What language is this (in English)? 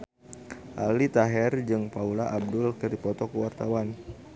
Sundanese